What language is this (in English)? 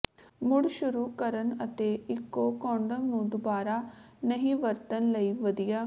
Punjabi